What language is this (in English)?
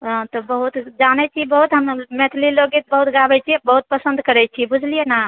Maithili